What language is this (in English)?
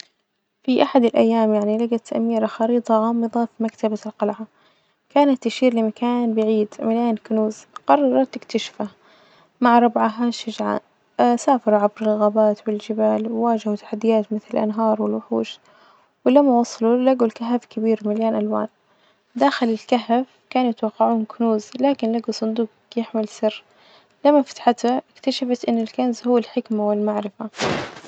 Najdi Arabic